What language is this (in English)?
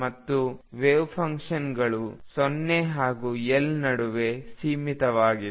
Kannada